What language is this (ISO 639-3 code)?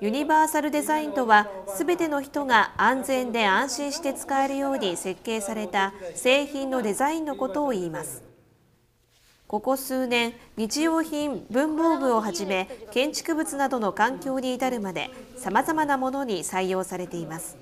jpn